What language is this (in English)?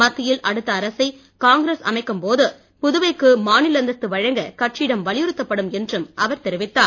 Tamil